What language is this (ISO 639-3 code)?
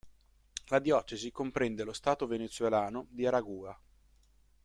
ita